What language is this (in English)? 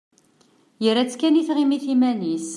Kabyle